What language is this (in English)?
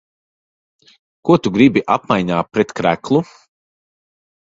Latvian